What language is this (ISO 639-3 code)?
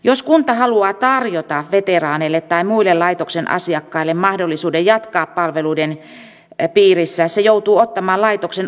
fin